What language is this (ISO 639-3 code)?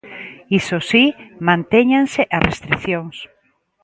glg